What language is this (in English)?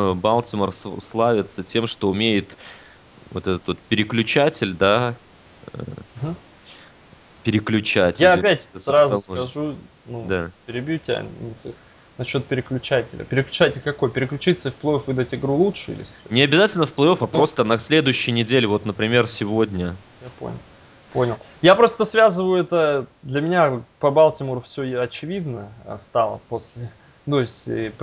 Russian